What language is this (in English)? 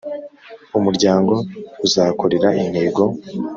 Kinyarwanda